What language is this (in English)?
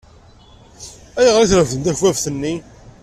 Kabyle